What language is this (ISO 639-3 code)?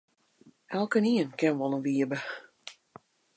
fry